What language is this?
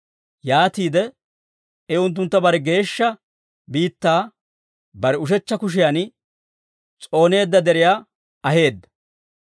Dawro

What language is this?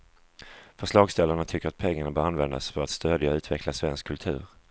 Swedish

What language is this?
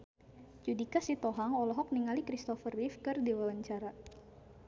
Sundanese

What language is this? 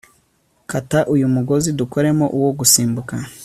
Kinyarwanda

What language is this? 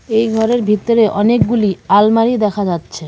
Bangla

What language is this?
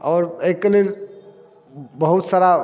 Maithili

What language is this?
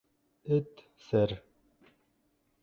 Bashkir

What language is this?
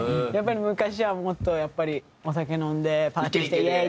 Japanese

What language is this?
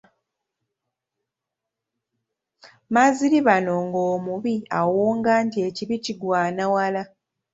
Ganda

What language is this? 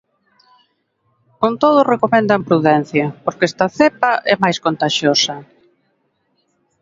Galician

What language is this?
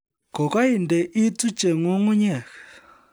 Kalenjin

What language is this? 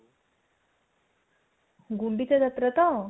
Odia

